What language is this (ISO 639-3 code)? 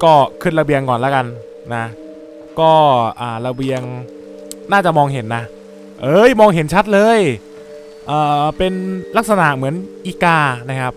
tha